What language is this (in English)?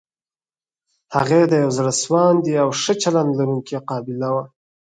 Pashto